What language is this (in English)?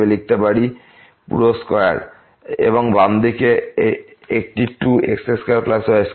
Bangla